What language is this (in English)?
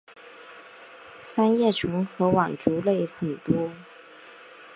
Chinese